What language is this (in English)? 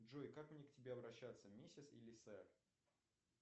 Russian